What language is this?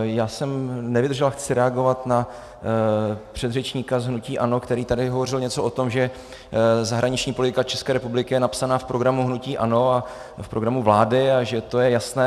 Czech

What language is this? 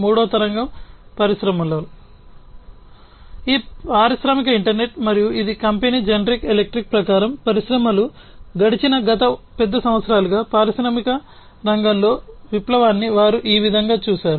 Telugu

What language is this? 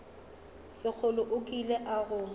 Northern Sotho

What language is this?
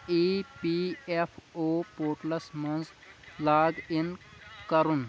Kashmiri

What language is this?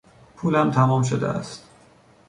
Persian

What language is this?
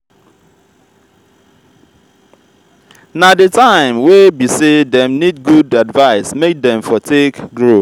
Nigerian Pidgin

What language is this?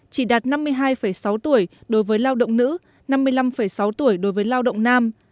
Vietnamese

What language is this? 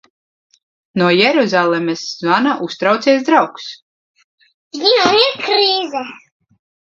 Latvian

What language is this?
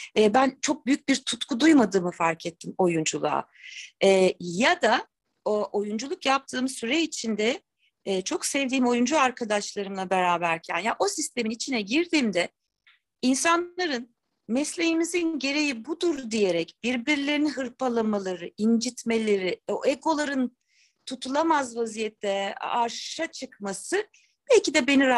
Turkish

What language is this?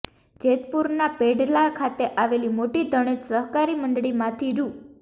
Gujarati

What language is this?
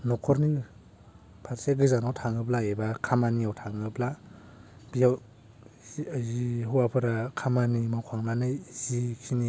Bodo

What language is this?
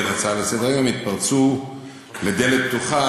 Hebrew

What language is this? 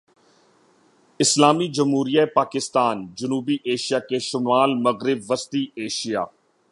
Urdu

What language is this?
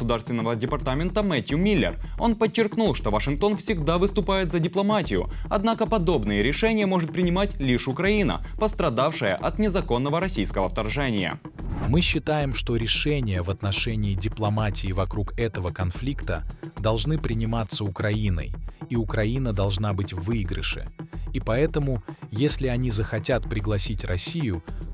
Russian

